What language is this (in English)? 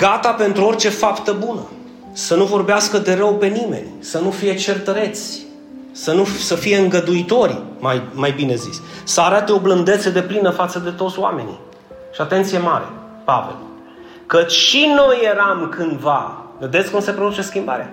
Romanian